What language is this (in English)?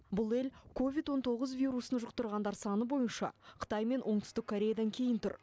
Kazakh